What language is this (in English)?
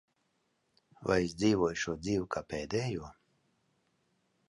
Latvian